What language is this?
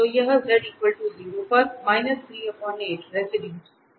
Hindi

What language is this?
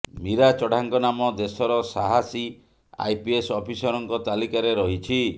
Odia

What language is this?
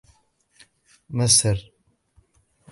Arabic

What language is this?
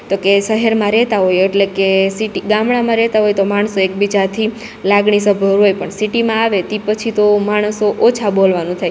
Gujarati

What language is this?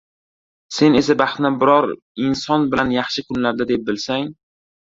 Uzbek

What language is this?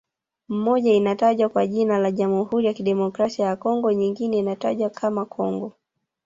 Swahili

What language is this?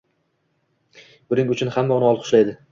Uzbek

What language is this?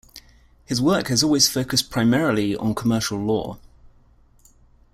English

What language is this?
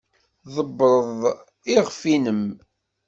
Kabyle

